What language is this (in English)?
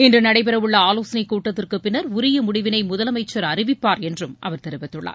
Tamil